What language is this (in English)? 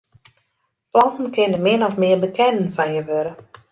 Western Frisian